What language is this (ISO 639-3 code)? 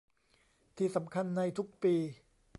tha